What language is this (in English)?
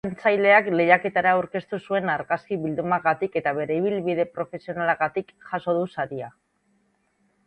Basque